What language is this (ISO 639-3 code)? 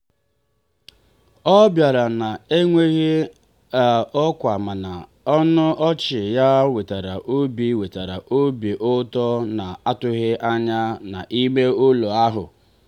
ibo